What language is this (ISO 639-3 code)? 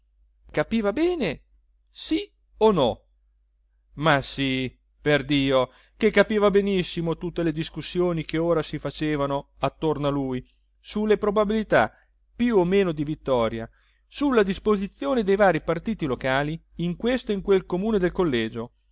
ita